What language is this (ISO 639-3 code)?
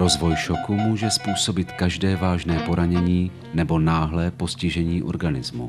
ces